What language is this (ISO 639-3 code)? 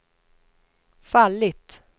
swe